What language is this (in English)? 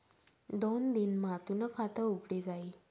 Marathi